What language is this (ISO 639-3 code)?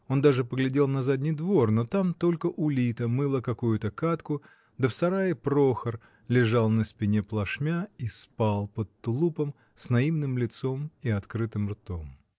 rus